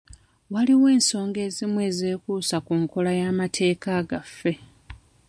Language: Ganda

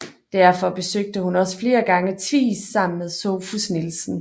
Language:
Danish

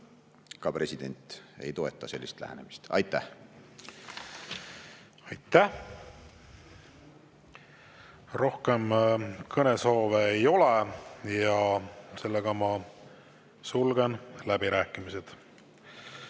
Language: Estonian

